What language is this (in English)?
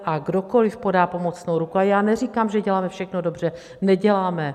Czech